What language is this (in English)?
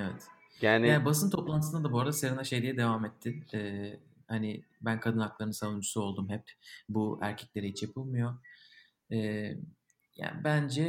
Turkish